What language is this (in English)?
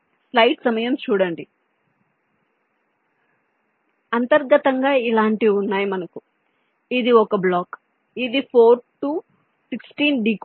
Telugu